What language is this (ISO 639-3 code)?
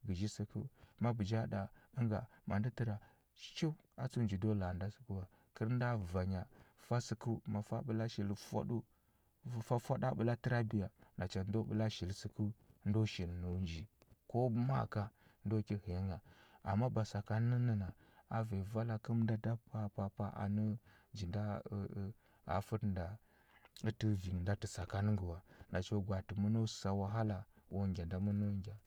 hbb